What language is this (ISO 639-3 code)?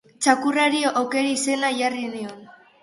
eus